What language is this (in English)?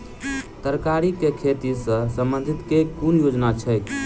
Maithili